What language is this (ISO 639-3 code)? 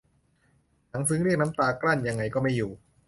tha